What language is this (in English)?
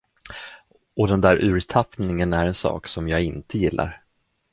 Swedish